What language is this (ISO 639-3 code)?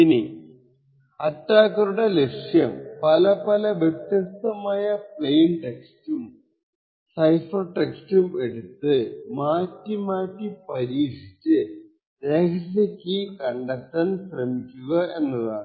mal